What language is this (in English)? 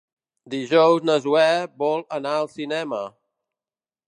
Catalan